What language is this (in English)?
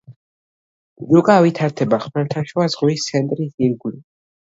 Georgian